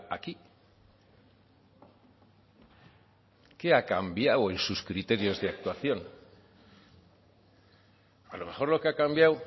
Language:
Spanish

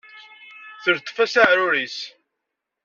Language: Kabyle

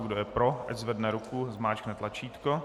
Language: Czech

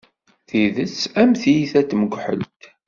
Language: Kabyle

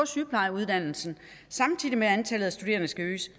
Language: Danish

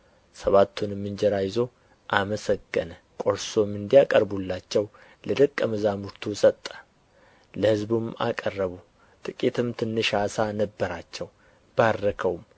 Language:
Amharic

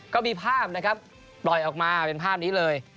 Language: Thai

